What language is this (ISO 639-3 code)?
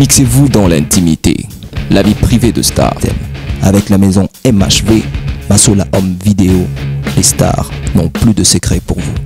fra